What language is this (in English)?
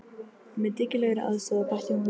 Icelandic